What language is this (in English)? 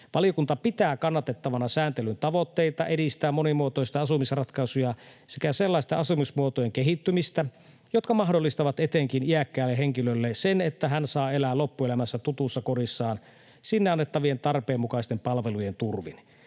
Finnish